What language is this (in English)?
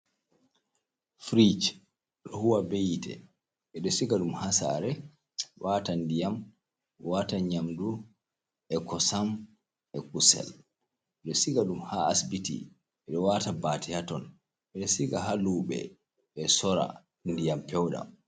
Fula